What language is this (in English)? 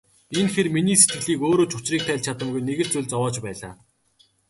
Mongolian